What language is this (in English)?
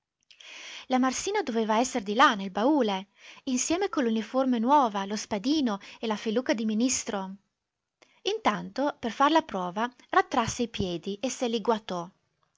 Italian